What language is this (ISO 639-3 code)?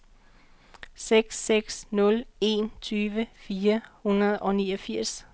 dan